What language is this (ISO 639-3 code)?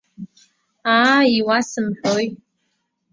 abk